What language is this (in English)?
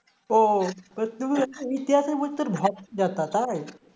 Bangla